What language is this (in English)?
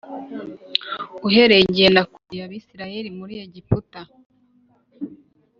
Kinyarwanda